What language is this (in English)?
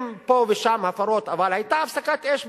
Hebrew